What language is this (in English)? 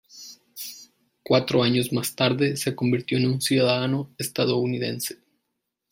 Spanish